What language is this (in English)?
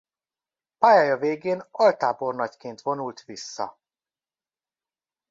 Hungarian